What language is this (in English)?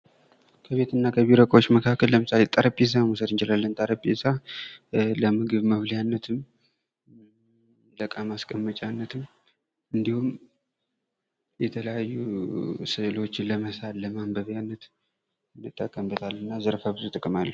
Amharic